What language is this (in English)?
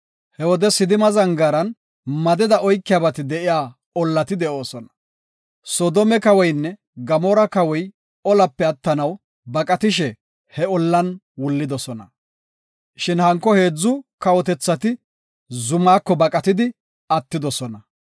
Gofa